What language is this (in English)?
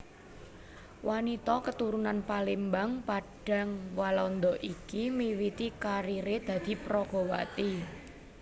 Javanese